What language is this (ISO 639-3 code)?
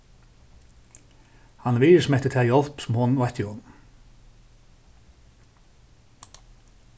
fao